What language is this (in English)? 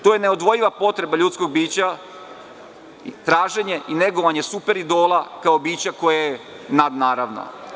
Serbian